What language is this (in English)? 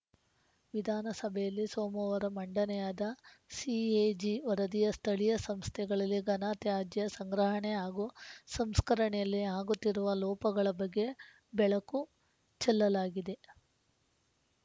Kannada